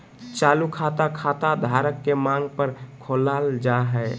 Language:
Magahi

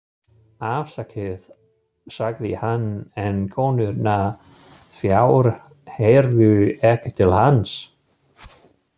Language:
Icelandic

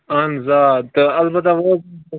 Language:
Kashmiri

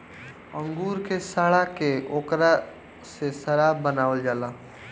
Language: Bhojpuri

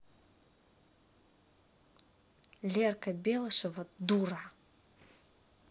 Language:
Russian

